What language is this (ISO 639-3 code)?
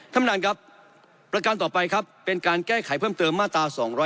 tha